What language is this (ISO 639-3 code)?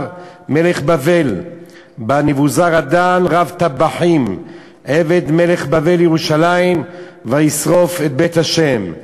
heb